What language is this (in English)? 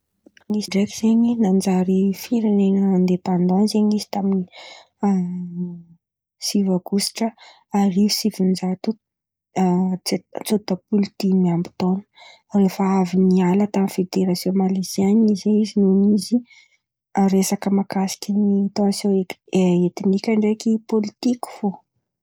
Antankarana Malagasy